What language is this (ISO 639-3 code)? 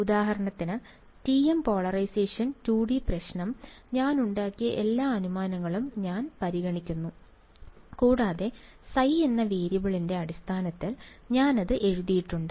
mal